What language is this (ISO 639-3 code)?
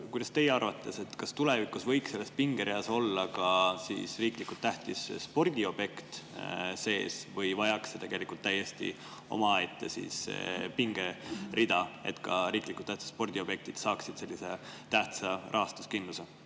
est